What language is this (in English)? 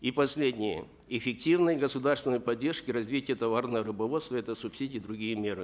Kazakh